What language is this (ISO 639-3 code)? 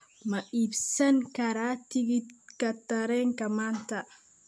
som